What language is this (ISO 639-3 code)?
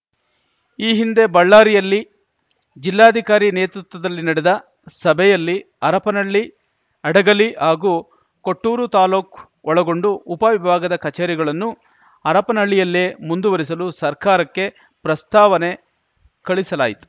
kan